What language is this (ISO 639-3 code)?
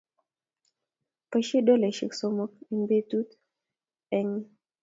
kln